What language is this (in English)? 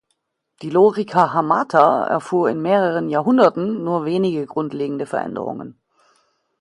German